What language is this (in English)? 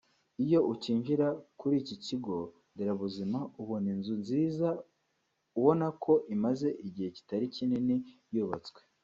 Kinyarwanda